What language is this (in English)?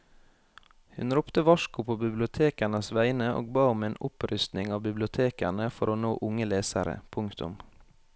Norwegian